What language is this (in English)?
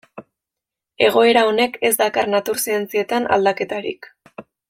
Basque